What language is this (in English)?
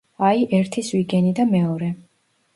Georgian